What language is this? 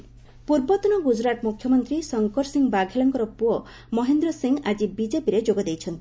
Odia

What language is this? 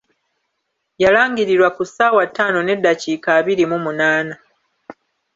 Ganda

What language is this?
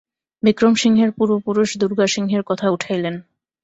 Bangla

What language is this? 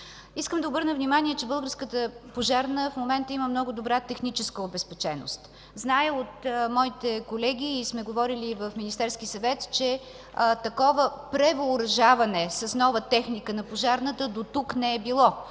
Bulgarian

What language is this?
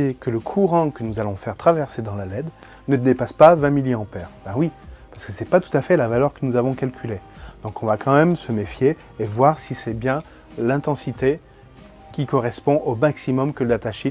French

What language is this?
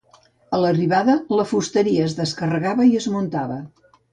Catalan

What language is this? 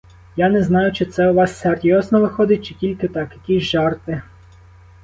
Ukrainian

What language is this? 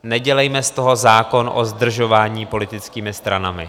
Czech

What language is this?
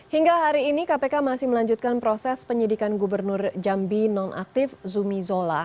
Indonesian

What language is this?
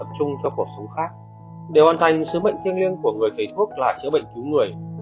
Vietnamese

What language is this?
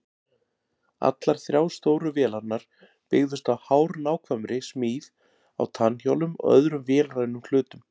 Icelandic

